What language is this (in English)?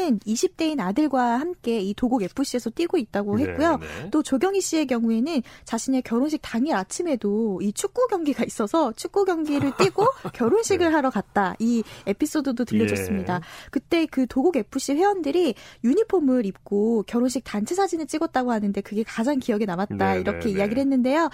Korean